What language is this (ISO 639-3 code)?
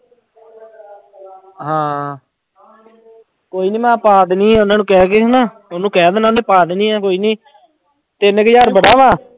pan